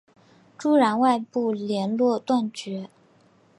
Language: Chinese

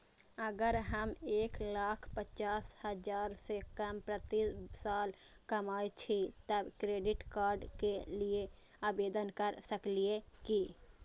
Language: Maithili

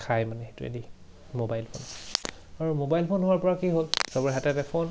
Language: Assamese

